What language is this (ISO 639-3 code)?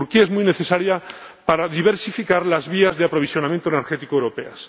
spa